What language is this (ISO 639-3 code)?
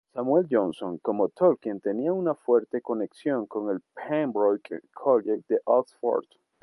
spa